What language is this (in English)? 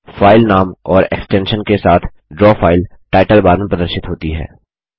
Hindi